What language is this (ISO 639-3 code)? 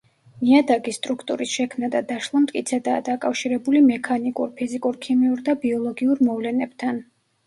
kat